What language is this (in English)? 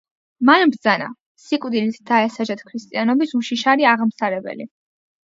Georgian